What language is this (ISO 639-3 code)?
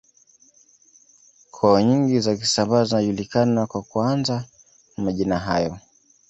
swa